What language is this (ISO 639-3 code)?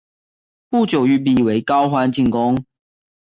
zho